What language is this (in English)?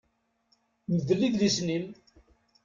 Kabyle